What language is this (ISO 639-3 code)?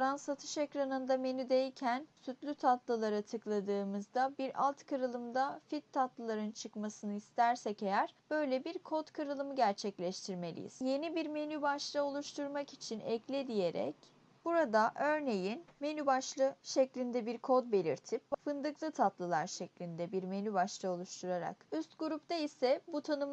tur